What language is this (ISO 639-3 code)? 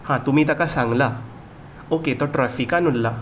kok